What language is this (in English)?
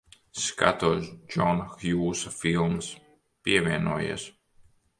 Latvian